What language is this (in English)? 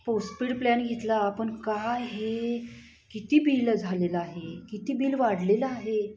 Marathi